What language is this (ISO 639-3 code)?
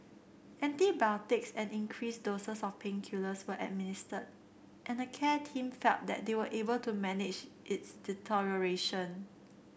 eng